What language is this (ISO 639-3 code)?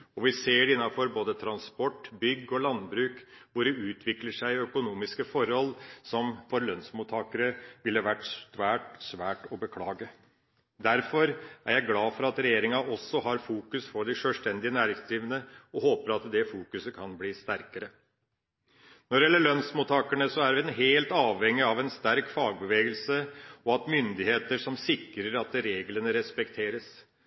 nob